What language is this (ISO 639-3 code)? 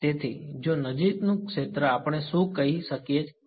guj